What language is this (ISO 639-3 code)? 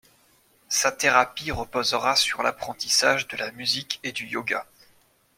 fra